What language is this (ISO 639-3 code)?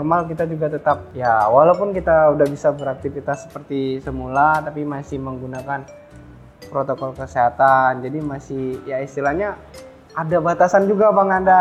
ind